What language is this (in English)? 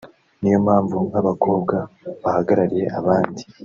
Kinyarwanda